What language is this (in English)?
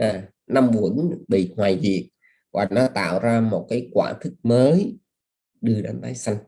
Vietnamese